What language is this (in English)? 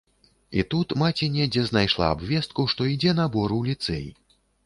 Belarusian